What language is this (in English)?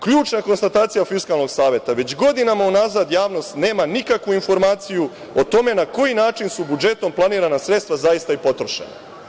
Serbian